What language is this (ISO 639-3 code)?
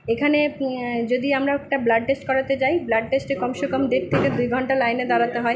ben